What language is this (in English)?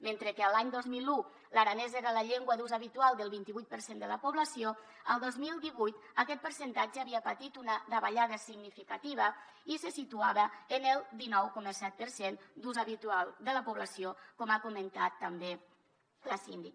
Catalan